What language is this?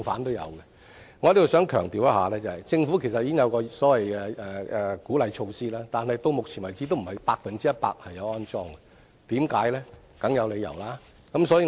Cantonese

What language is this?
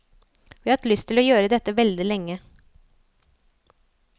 Norwegian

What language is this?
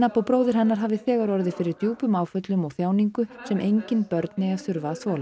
Icelandic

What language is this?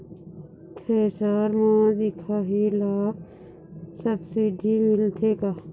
Chhattisgarhi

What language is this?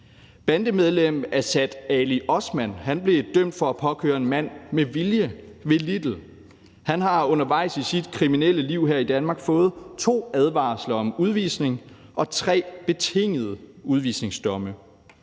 Danish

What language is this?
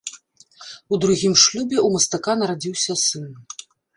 Belarusian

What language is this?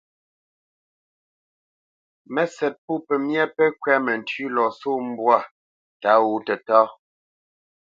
Bamenyam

